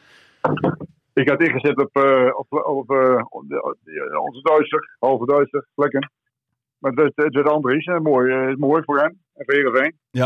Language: Dutch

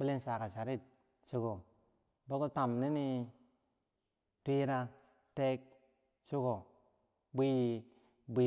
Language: Bangwinji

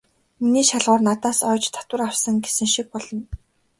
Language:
Mongolian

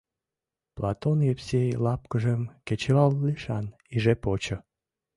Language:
Mari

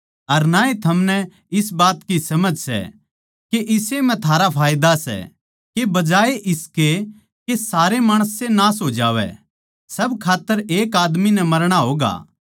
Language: Haryanvi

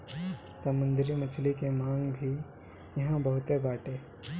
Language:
Bhojpuri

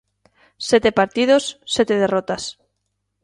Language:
Galician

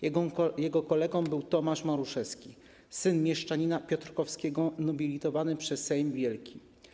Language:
Polish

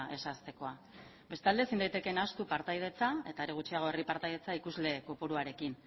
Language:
Basque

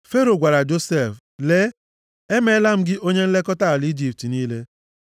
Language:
Igbo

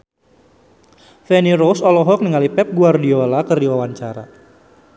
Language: Sundanese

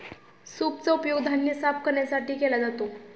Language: Marathi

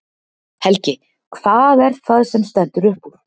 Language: Icelandic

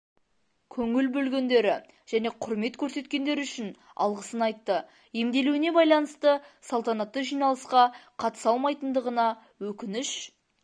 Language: Kazakh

